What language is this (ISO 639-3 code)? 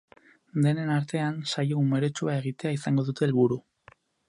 eus